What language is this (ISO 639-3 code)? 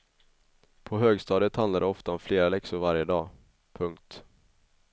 swe